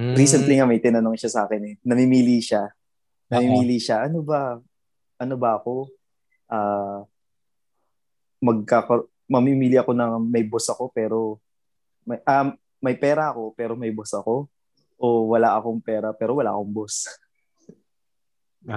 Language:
Filipino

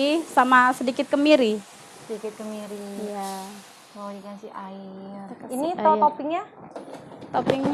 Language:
Indonesian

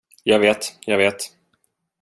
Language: Swedish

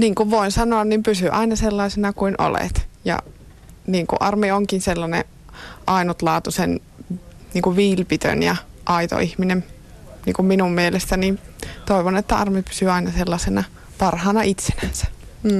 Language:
Finnish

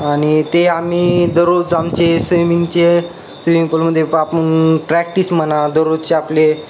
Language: Marathi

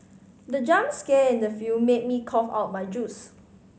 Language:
English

